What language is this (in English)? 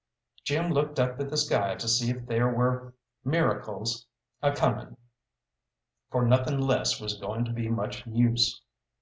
English